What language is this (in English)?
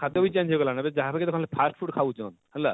Odia